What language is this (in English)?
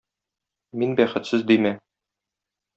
Tatar